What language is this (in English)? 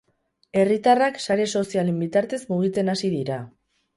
Basque